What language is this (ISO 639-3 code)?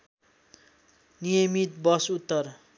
nep